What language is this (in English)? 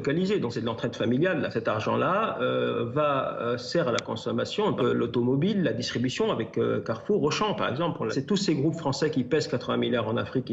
French